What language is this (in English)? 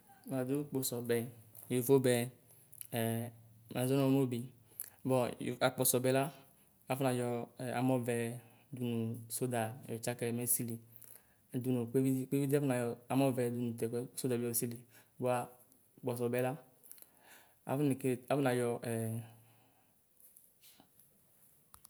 Ikposo